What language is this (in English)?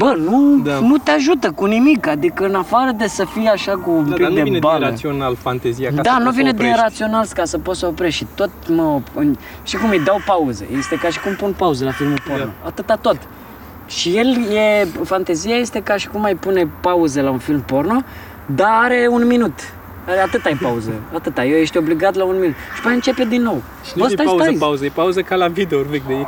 Romanian